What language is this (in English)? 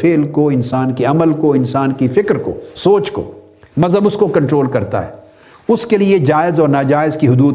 Urdu